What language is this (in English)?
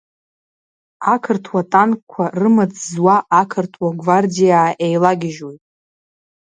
Abkhazian